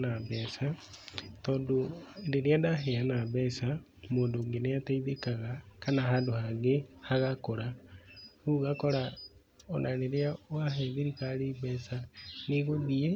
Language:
Kikuyu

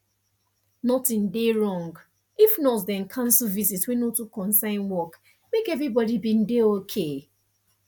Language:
Nigerian Pidgin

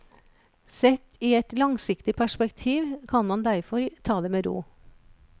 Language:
Norwegian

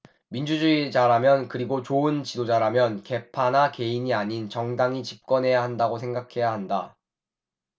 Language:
Korean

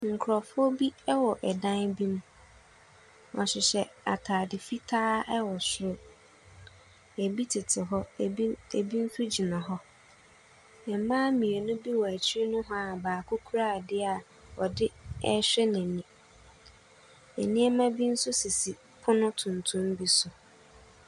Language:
Akan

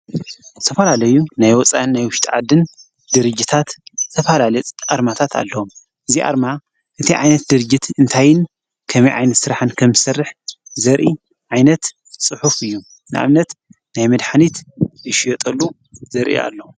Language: Tigrinya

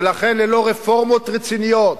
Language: Hebrew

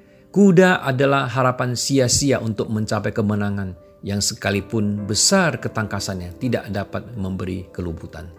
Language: Indonesian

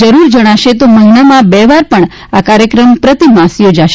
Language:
Gujarati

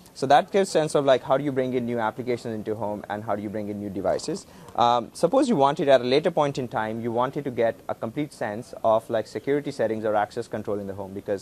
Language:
English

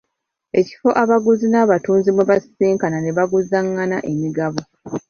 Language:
Ganda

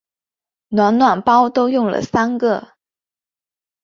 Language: Chinese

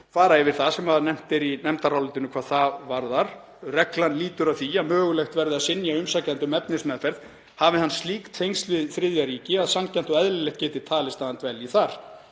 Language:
Icelandic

